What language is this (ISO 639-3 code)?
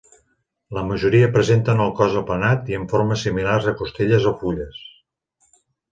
cat